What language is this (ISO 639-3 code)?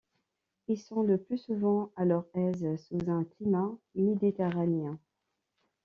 fra